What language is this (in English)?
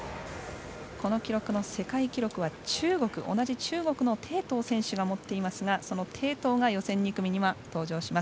Japanese